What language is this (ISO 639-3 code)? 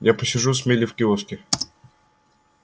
rus